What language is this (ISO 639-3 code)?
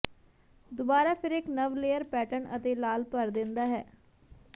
pan